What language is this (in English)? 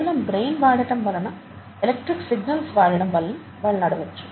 Telugu